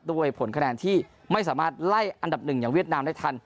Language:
Thai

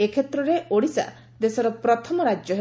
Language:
Odia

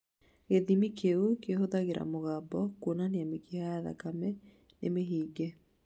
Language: Kikuyu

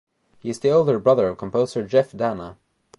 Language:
English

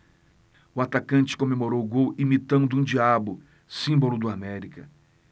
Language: Portuguese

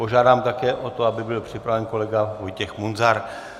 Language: Czech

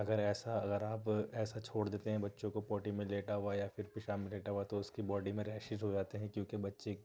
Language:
Urdu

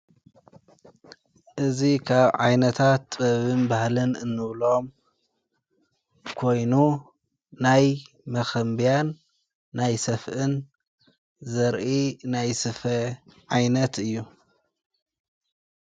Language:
Tigrinya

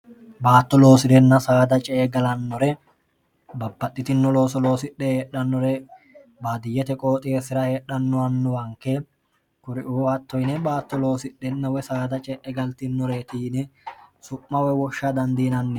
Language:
Sidamo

